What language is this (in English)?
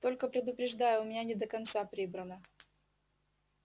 Russian